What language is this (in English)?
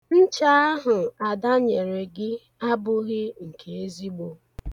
Igbo